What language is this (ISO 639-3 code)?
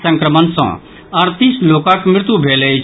mai